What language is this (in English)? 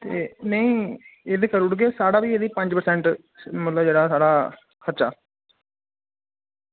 Dogri